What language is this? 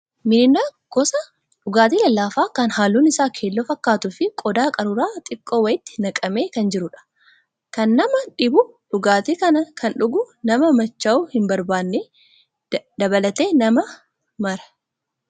Oromo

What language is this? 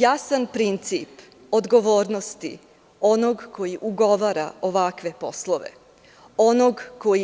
Serbian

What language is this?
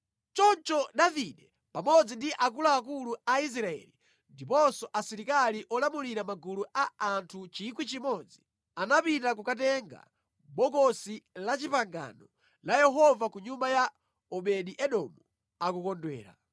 Nyanja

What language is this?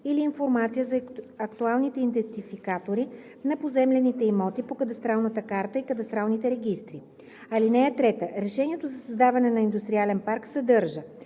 Bulgarian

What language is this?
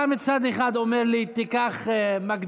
Hebrew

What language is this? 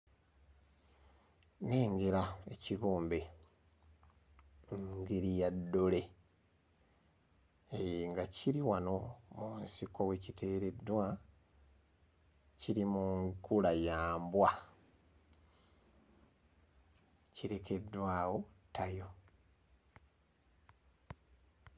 Ganda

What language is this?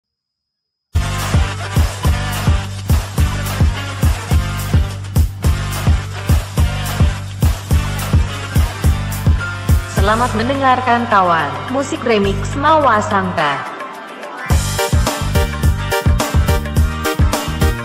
Indonesian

